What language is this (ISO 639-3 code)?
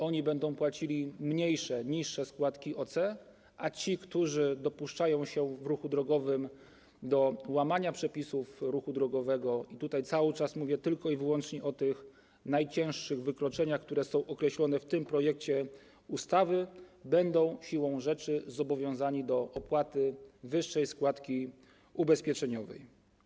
pol